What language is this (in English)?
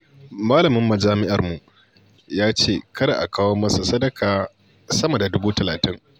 Hausa